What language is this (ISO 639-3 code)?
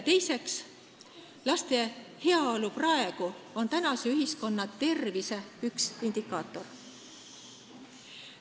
est